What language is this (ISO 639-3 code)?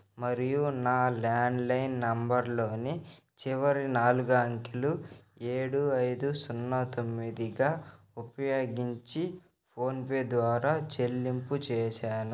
tel